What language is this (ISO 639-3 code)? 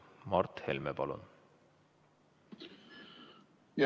est